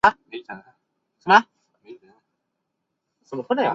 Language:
Chinese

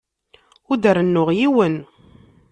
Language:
Kabyle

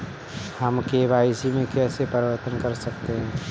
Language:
Hindi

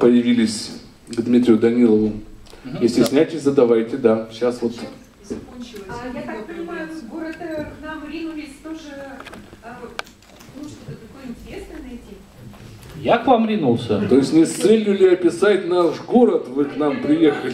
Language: Russian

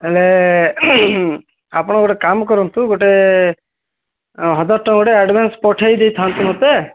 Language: Odia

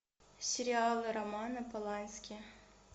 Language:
Russian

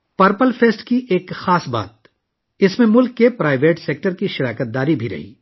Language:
Urdu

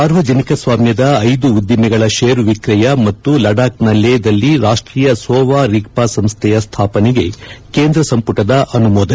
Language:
Kannada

